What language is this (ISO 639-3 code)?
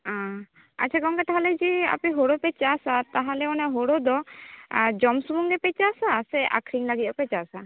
sat